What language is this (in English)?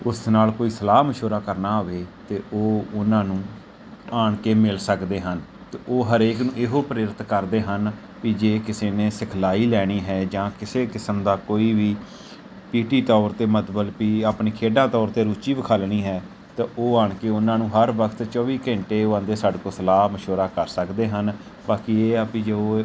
Punjabi